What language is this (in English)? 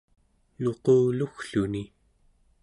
Central Yupik